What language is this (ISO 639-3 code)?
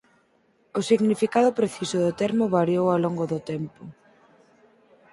glg